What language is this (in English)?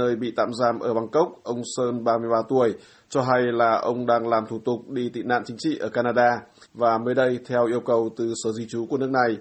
Vietnamese